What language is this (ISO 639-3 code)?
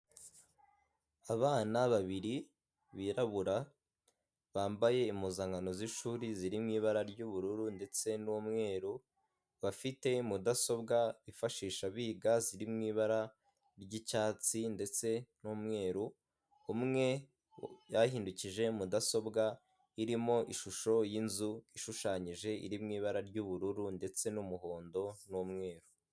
kin